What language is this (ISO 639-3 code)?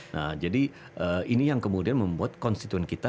ind